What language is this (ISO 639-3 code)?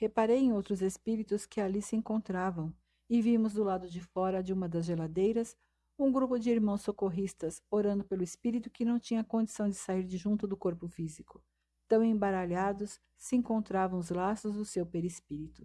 por